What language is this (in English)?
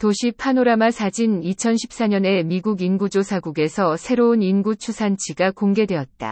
Korean